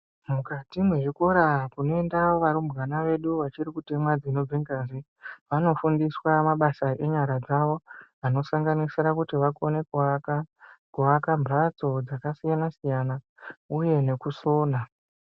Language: Ndau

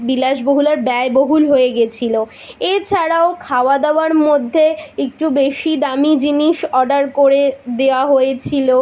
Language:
Bangla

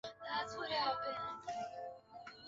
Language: Chinese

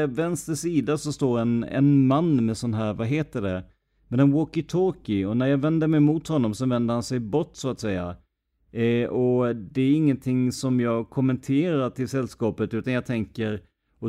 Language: Swedish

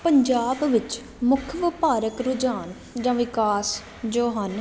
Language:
Punjabi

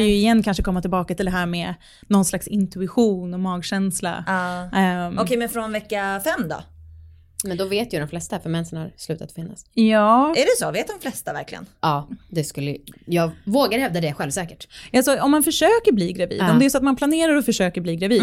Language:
Swedish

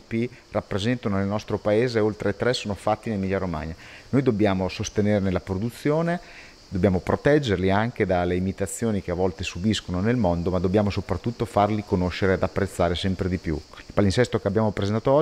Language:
Italian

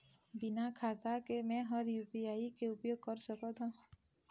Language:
Chhattisgarhi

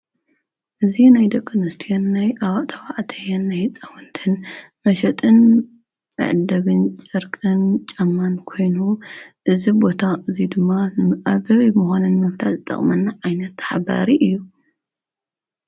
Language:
Tigrinya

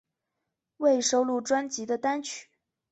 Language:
Chinese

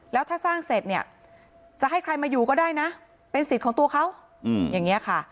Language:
Thai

